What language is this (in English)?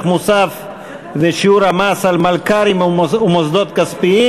Hebrew